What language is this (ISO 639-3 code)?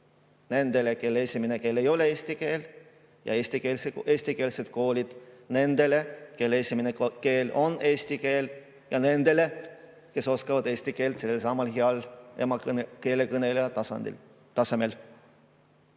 est